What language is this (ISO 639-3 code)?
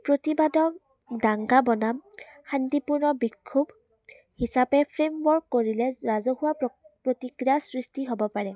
asm